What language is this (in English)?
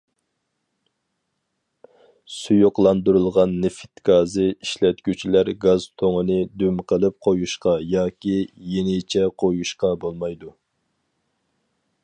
Uyghur